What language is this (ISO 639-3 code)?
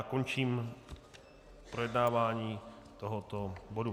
ces